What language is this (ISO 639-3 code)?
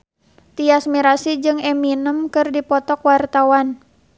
sun